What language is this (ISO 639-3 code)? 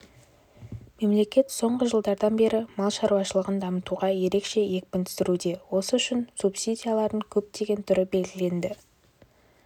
kaz